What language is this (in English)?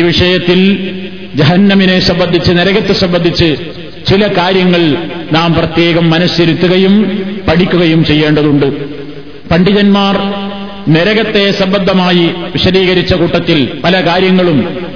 Malayalam